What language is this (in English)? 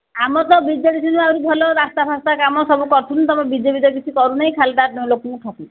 Odia